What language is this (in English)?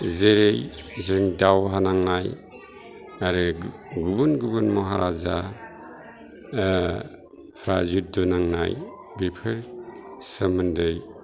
Bodo